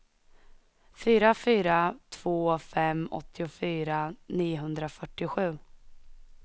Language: Swedish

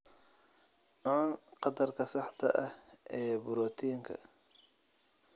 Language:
Somali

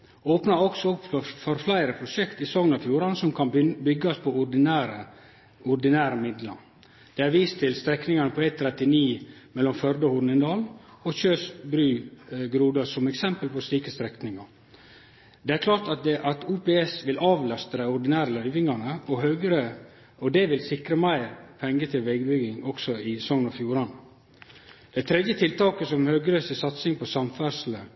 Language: Norwegian Nynorsk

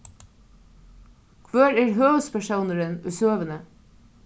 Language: Faroese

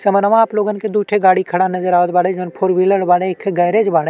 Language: Bhojpuri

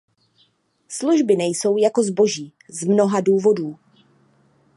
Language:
Czech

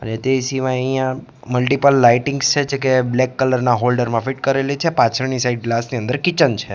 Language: Gujarati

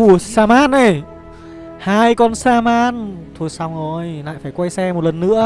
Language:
Vietnamese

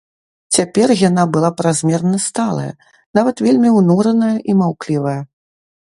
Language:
Belarusian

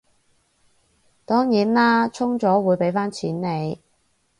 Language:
Cantonese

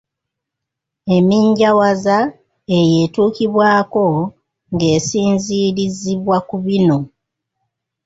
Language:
Ganda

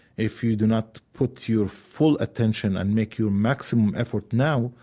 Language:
English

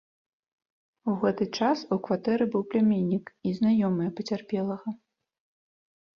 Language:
Belarusian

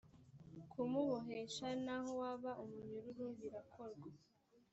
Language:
Kinyarwanda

